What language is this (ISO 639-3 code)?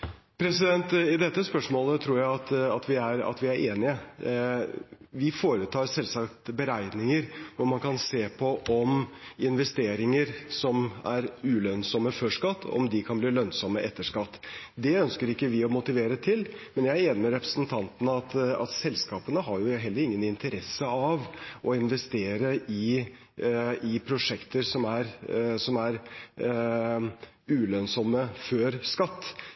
nob